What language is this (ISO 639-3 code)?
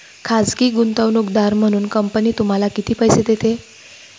mar